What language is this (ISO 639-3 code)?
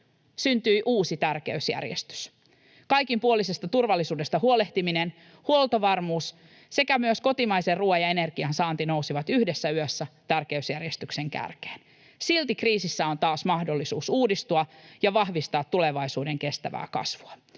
fin